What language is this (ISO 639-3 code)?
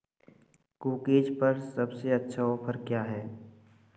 hin